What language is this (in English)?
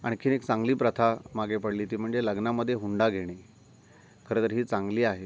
Marathi